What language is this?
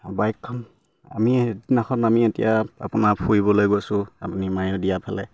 Assamese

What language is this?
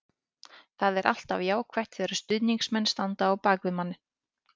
Icelandic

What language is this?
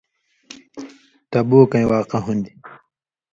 Indus Kohistani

